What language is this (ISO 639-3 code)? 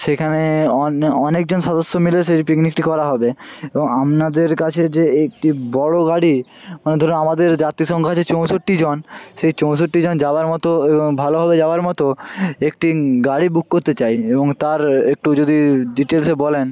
ben